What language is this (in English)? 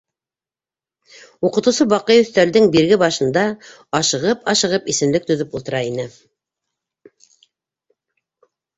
Bashkir